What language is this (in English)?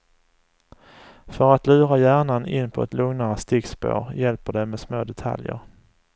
Swedish